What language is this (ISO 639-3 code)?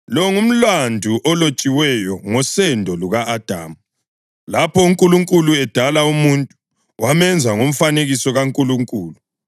nde